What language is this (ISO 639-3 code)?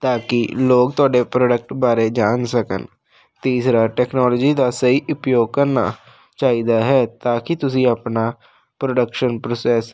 pan